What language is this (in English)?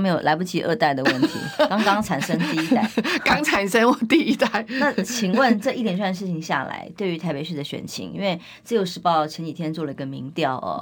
Chinese